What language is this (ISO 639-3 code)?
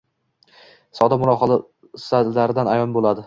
uzb